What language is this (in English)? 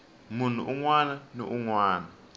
Tsonga